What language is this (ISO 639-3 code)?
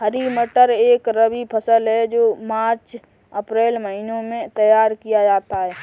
hin